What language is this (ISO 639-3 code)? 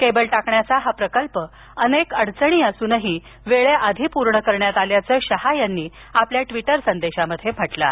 mar